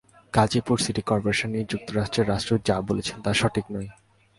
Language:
Bangla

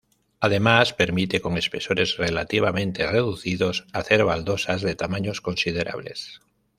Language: Spanish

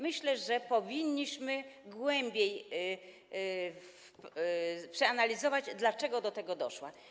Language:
Polish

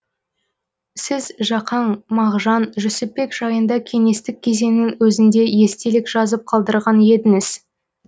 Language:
Kazakh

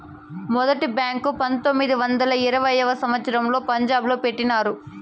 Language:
Telugu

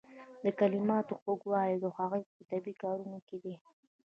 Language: Pashto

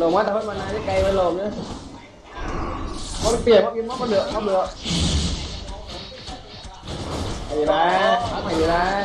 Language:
Vietnamese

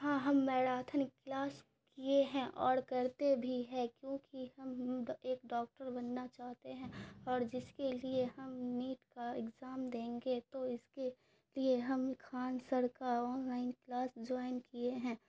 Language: Urdu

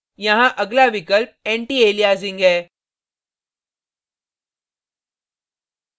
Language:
Hindi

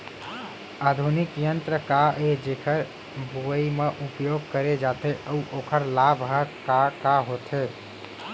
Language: Chhattisgarhi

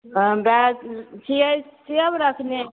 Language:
Maithili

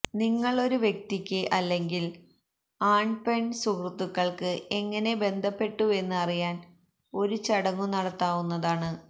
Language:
Malayalam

